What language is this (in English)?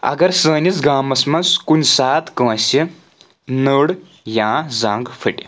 Kashmiri